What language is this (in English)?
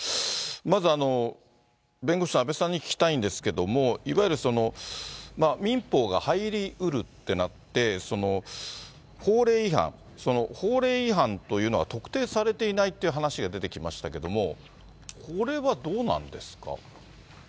Japanese